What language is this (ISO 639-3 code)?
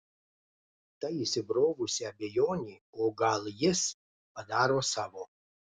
lit